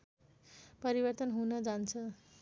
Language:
Nepali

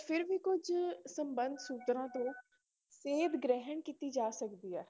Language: Punjabi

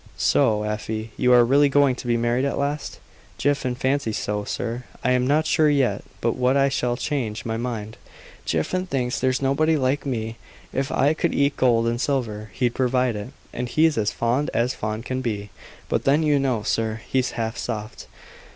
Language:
English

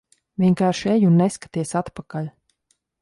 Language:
Latvian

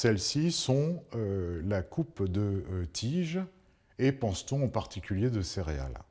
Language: French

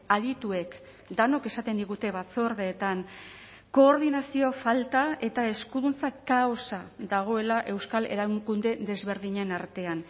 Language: Basque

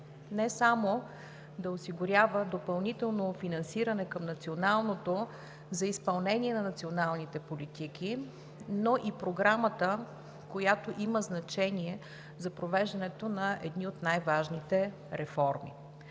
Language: Bulgarian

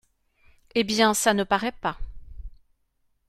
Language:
French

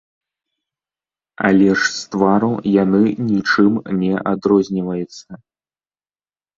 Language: Belarusian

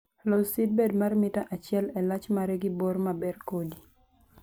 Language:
Luo (Kenya and Tanzania)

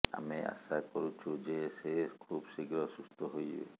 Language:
Odia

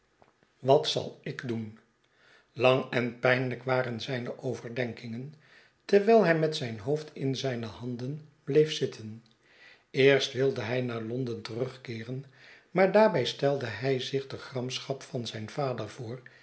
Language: Dutch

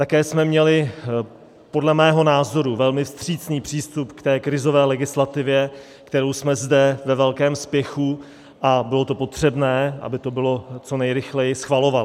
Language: Czech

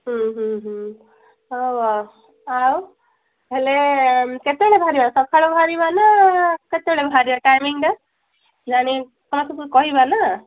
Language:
Odia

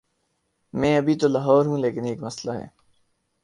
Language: Urdu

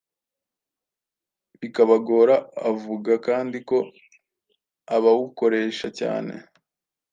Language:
Kinyarwanda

